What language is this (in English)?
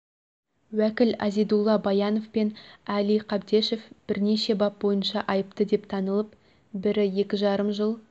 Kazakh